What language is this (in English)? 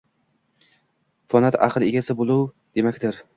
Uzbek